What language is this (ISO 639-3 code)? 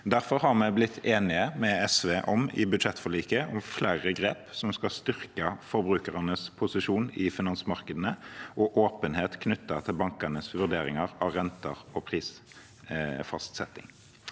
nor